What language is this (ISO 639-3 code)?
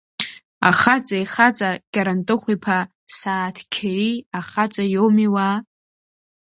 abk